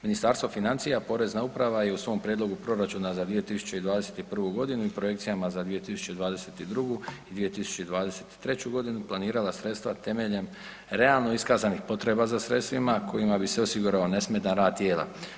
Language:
Croatian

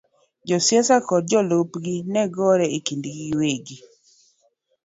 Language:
Luo (Kenya and Tanzania)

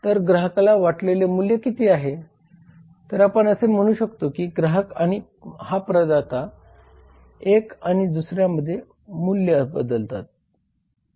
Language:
Marathi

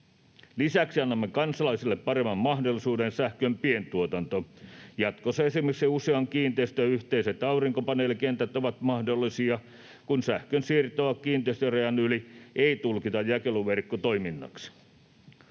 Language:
Finnish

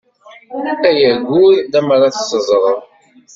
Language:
Kabyle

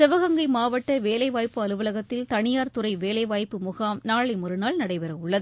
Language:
Tamil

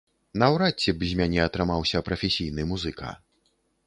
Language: Belarusian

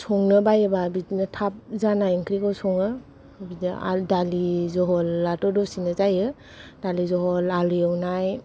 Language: Bodo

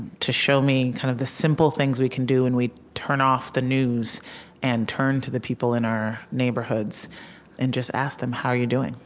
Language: English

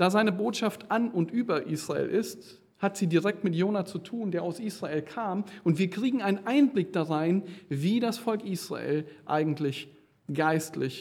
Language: German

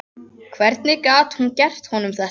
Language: Icelandic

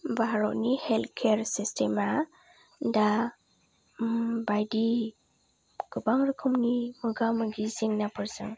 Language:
Bodo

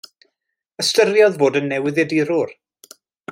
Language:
Welsh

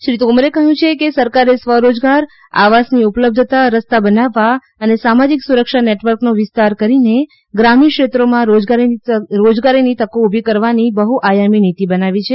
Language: Gujarati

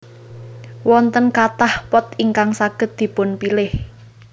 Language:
Javanese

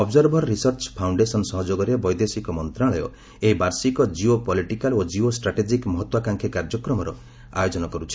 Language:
Odia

